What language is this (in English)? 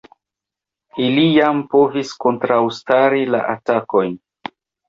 Esperanto